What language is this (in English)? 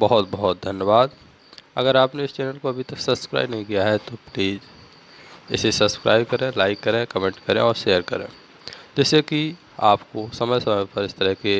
Hindi